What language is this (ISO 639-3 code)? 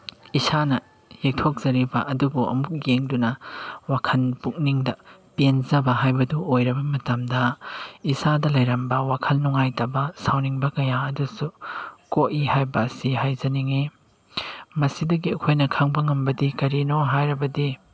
mni